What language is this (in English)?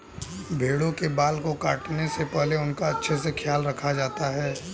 Hindi